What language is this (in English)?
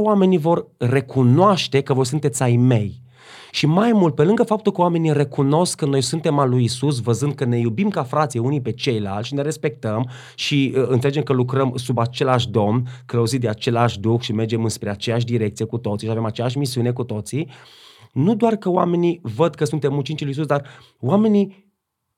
Romanian